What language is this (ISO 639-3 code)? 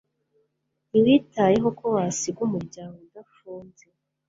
kin